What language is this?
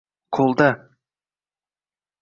Uzbek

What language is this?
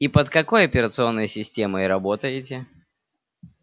Russian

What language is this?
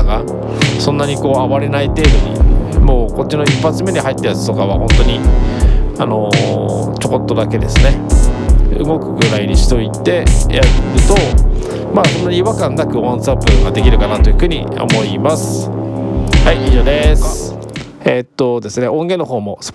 Japanese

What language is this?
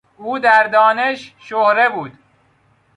Persian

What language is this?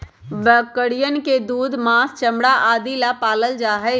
Magahi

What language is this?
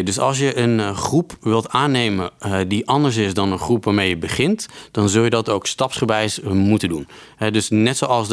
Dutch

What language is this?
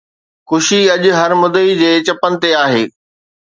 Sindhi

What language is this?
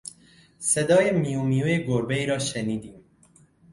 Persian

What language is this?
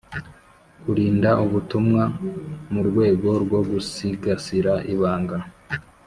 Kinyarwanda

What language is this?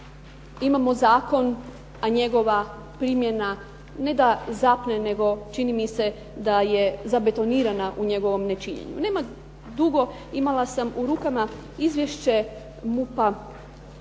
Croatian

